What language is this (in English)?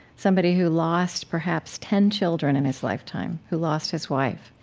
English